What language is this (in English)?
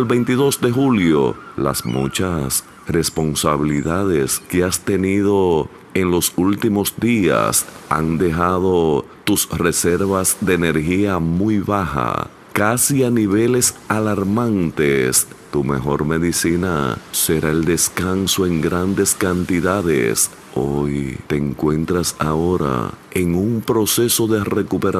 Spanish